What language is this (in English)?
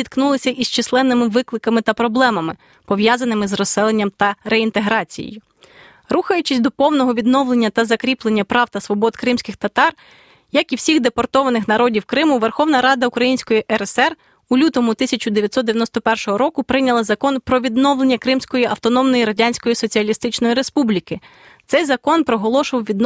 Ukrainian